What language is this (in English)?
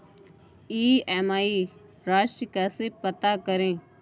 Hindi